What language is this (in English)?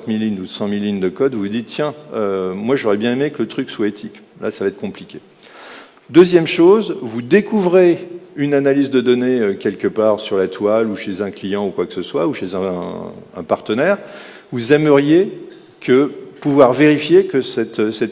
French